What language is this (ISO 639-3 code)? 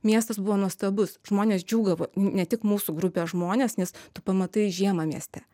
lit